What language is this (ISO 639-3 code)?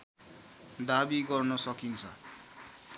nep